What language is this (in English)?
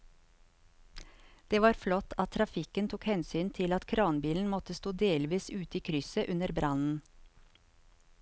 Norwegian